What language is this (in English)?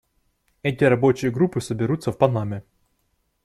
Russian